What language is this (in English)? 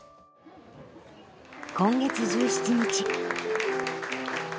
Japanese